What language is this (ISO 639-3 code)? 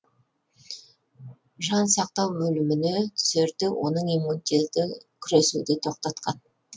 kaz